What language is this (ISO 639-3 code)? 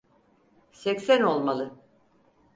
tur